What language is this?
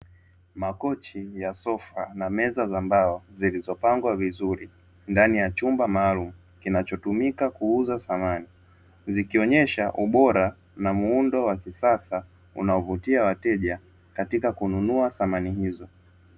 Swahili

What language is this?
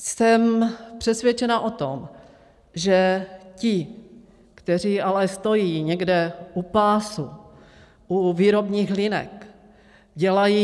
Czech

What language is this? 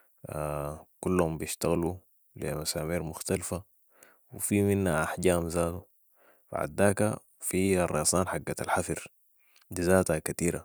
Sudanese Arabic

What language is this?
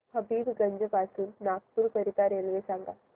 Marathi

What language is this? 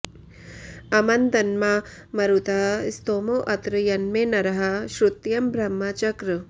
Sanskrit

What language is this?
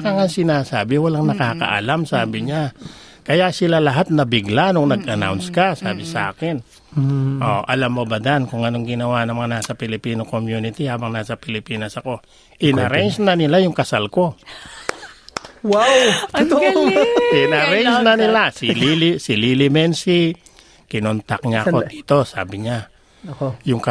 Filipino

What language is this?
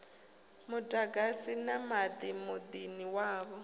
Venda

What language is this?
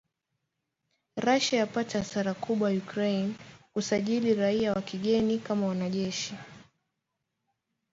Swahili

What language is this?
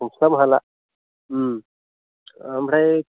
Bodo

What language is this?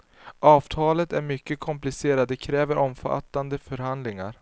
Swedish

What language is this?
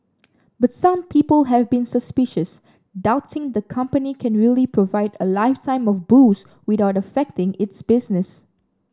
English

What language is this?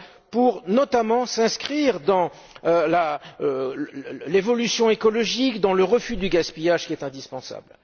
French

